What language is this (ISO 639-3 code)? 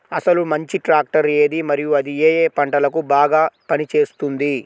tel